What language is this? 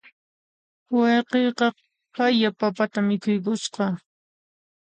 Puno Quechua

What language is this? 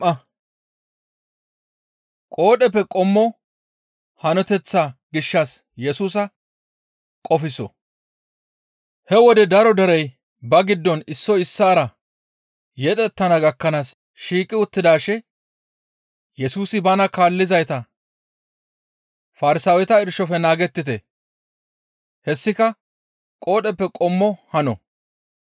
Gamo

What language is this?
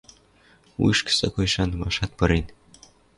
Western Mari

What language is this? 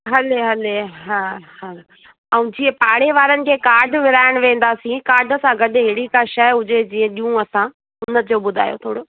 Sindhi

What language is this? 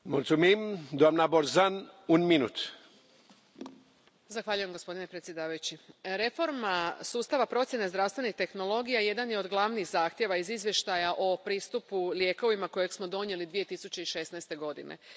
Croatian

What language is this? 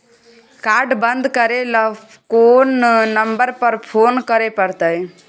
Maithili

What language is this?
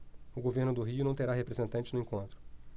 Portuguese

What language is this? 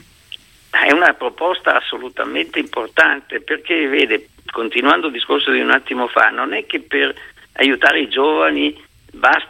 Italian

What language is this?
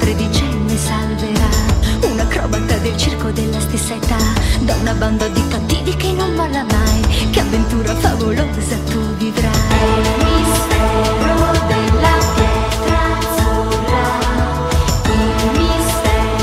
Italian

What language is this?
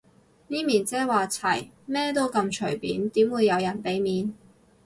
Cantonese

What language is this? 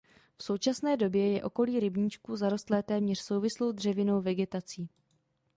Czech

